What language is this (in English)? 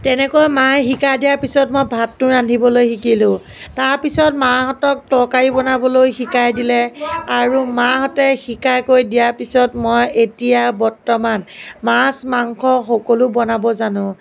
Assamese